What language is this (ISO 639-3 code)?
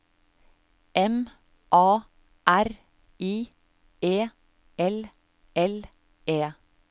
nor